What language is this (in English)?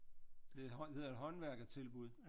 Danish